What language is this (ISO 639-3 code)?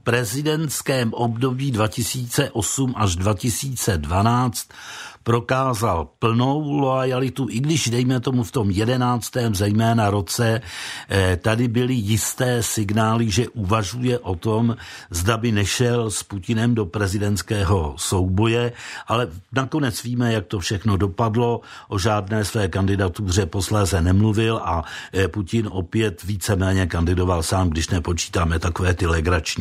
ces